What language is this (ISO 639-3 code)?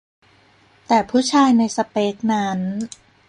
tha